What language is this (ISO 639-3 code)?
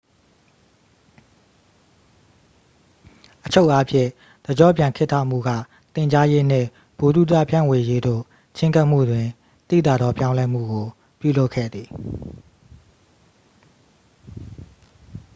mya